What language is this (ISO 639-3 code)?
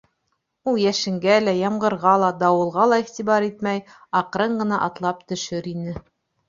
bak